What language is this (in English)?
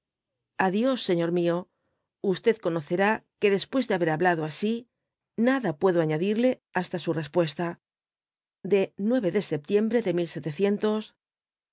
Spanish